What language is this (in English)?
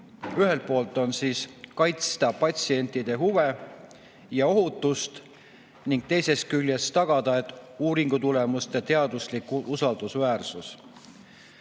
Estonian